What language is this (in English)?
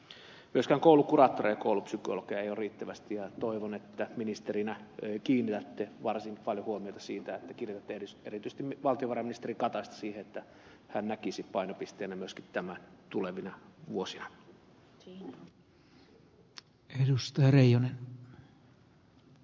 Finnish